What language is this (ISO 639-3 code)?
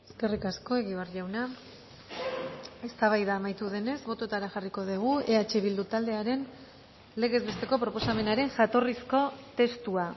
eus